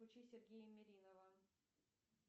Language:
Russian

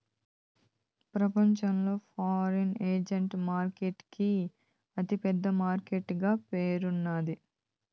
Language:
Telugu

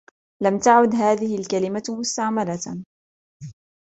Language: Arabic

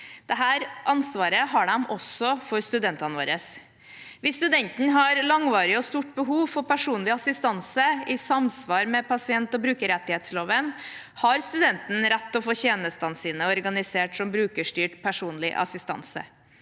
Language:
Norwegian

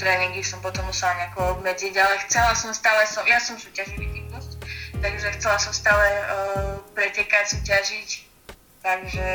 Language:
Slovak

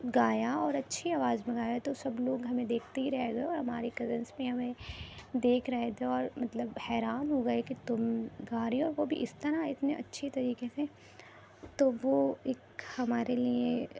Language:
Urdu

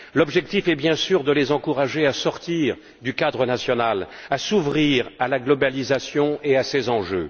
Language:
French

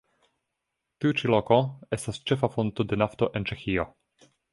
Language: Esperanto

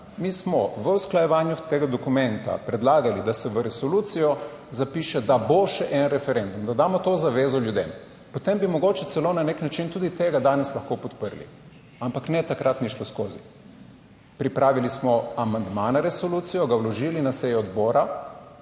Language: Slovenian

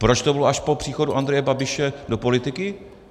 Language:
Czech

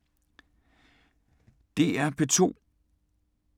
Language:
Danish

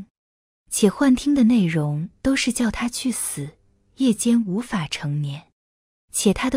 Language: Chinese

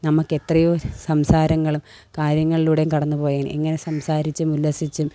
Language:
Malayalam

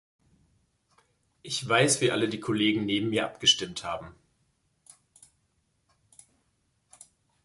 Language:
German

